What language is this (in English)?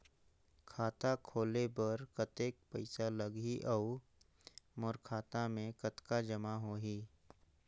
Chhattisgarhi